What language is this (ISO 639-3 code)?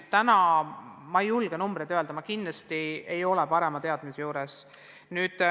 est